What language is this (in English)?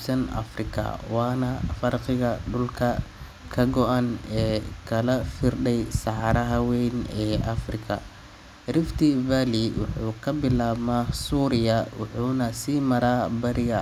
Somali